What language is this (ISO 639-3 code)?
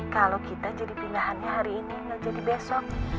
ind